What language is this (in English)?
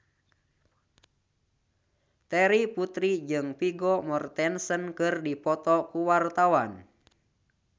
Sundanese